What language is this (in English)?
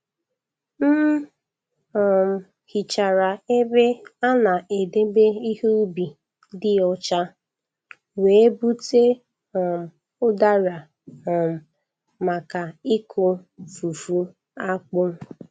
Igbo